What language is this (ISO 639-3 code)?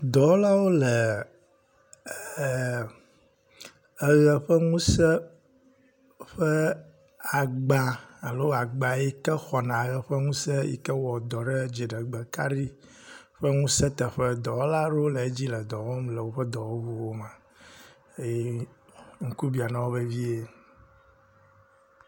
ewe